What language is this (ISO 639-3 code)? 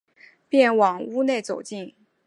zho